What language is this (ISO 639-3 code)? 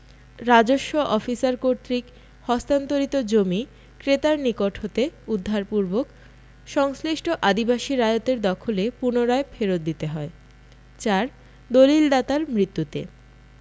ben